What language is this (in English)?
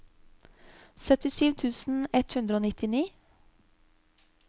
Norwegian